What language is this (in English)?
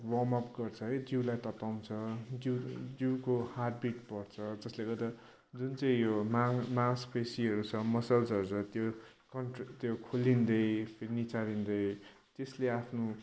Nepali